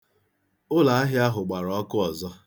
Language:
Igbo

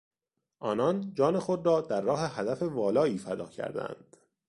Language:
Persian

